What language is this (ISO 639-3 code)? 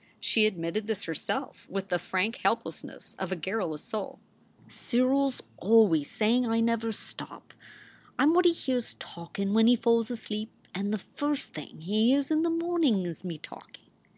eng